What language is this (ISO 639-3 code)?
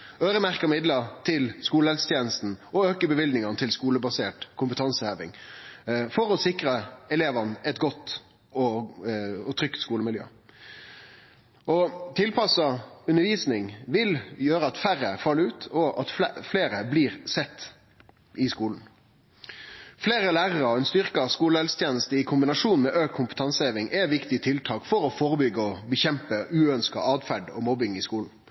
nno